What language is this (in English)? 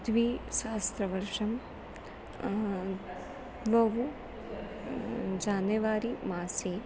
Sanskrit